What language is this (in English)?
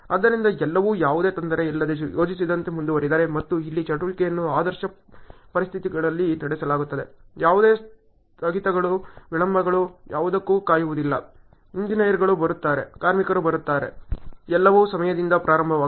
Kannada